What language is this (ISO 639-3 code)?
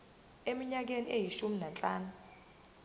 zul